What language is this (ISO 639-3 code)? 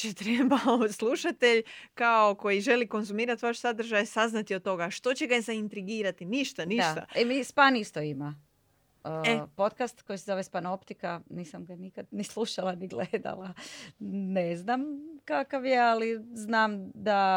hrv